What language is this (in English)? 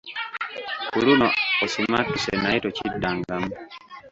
Ganda